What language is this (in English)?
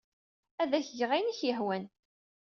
Kabyle